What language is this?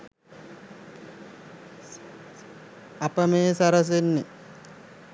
Sinhala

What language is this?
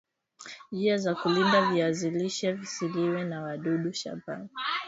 Swahili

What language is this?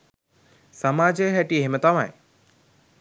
Sinhala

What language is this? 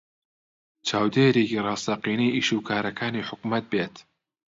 Central Kurdish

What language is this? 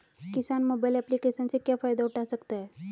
Hindi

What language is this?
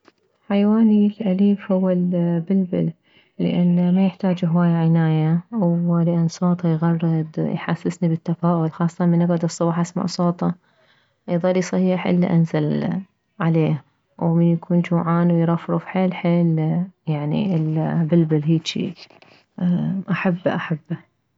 Mesopotamian Arabic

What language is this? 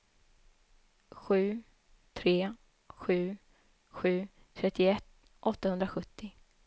Swedish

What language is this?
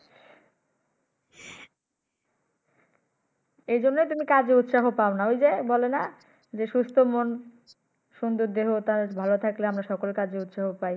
Bangla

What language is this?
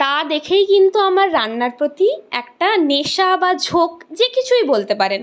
Bangla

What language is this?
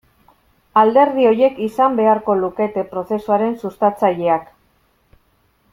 Basque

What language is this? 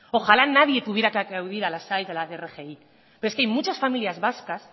Spanish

